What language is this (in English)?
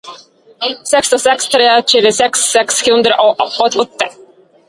Norwegian Bokmål